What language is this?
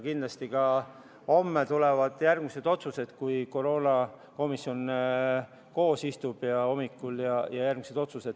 Estonian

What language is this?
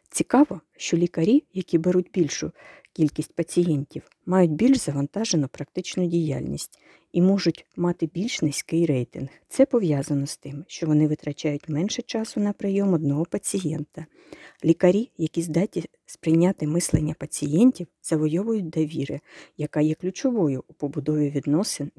Ukrainian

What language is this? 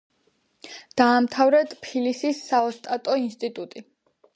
Georgian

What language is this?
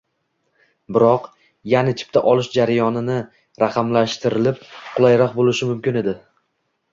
Uzbek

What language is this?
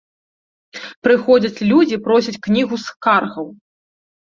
Belarusian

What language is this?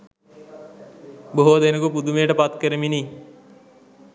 Sinhala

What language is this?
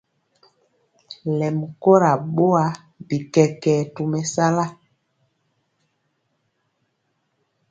Mpiemo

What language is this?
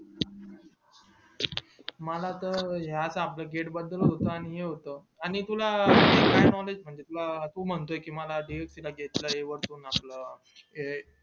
Marathi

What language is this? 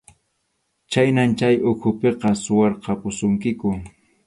Arequipa-La Unión Quechua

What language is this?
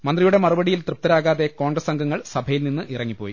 Malayalam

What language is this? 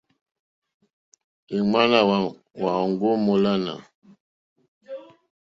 Mokpwe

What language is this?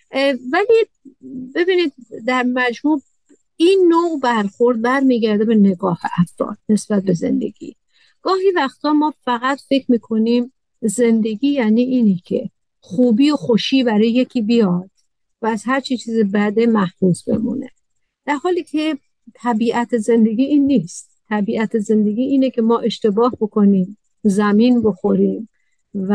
Persian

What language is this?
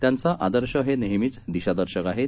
Marathi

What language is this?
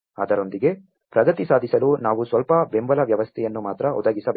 Kannada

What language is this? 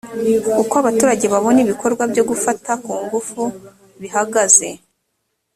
Kinyarwanda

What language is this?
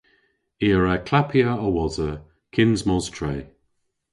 Cornish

